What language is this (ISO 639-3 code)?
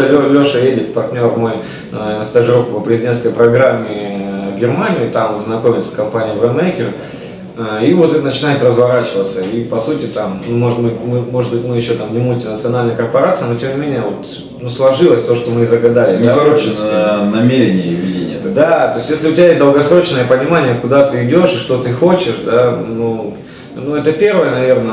rus